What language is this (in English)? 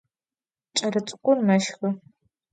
Adyghe